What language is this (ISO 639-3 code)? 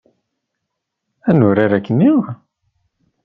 kab